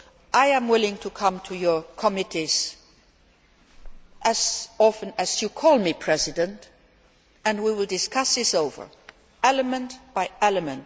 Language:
English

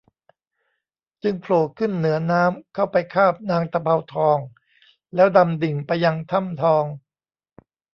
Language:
Thai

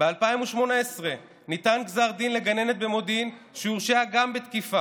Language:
Hebrew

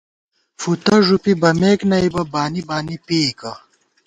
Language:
Gawar-Bati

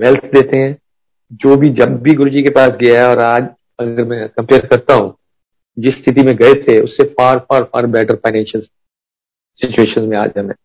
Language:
Hindi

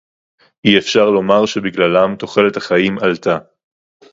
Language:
Hebrew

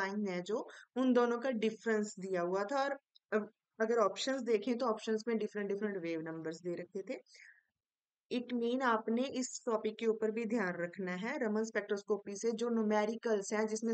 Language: Hindi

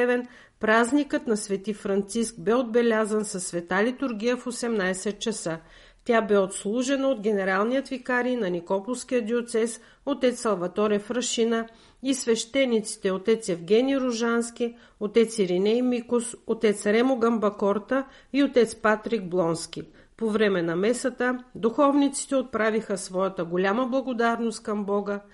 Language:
Bulgarian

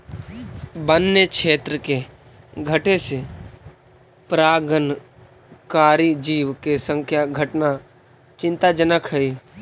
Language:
Magahi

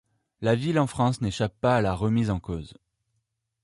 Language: French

